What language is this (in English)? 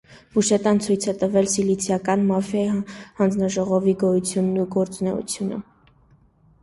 Armenian